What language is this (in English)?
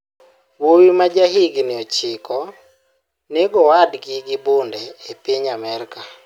Luo (Kenya and Tanzania)